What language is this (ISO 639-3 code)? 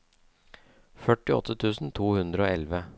nor